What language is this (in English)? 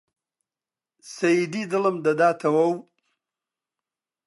Central Kurdish